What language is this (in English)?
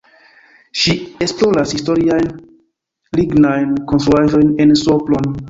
Esperanto